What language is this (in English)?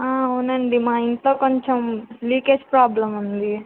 Telugu